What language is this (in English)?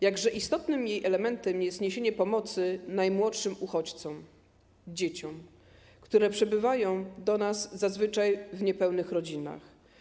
Polish